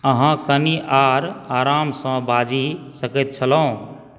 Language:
Maithili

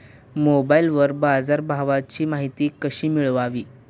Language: Marathi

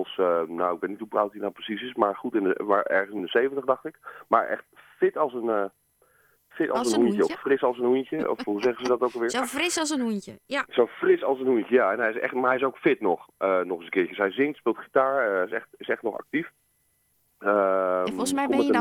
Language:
Dutch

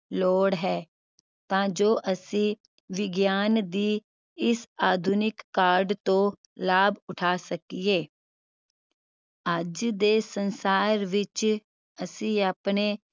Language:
Punjabi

